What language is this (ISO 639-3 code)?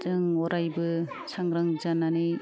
brx